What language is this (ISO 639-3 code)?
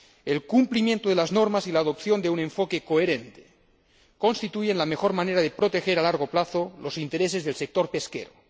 spa